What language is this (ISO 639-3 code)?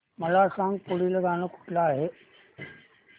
mar